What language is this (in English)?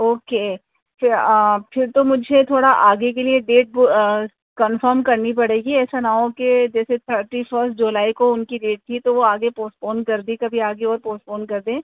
Urdu